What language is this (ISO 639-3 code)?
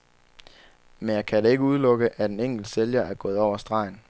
dan